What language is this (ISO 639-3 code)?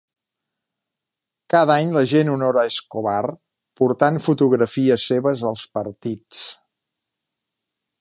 cat